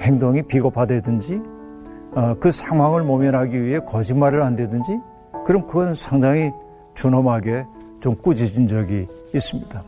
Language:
Korean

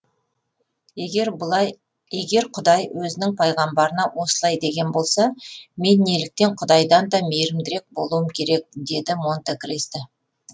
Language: Kazakh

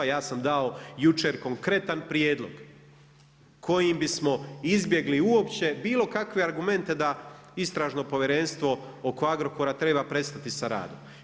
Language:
Croatian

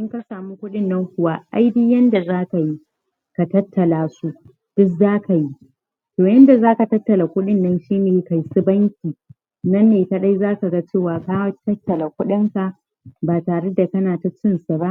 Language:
Hausa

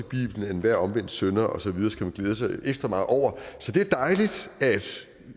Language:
Danish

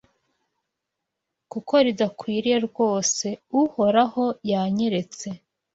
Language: Kinyarwanda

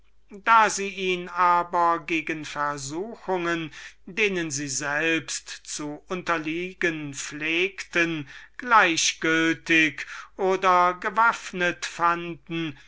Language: German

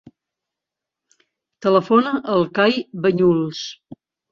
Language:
Catalan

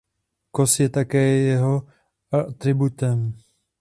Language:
Czech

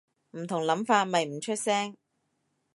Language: Cantonese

